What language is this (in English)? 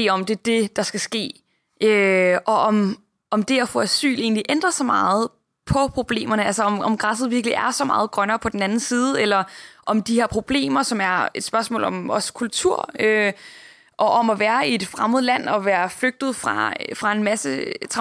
Danish